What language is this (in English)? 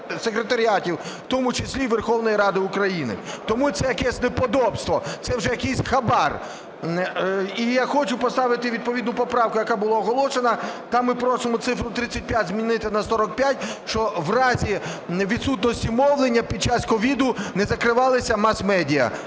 Ukrainian